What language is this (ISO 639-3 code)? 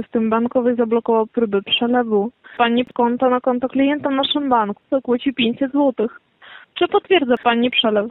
pol